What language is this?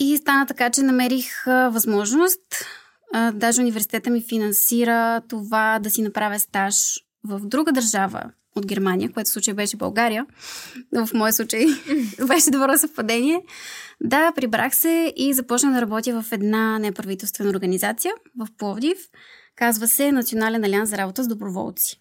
Bulgarian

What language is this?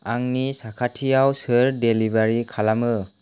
Bodo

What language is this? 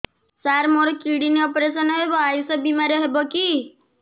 Odia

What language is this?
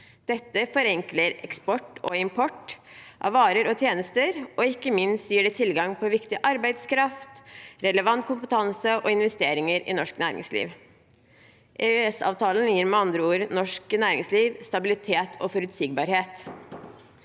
Norwegian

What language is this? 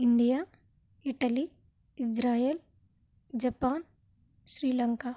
Telugu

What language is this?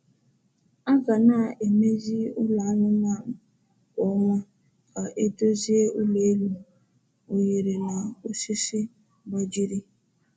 Igbo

